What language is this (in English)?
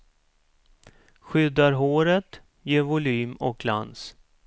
Swedish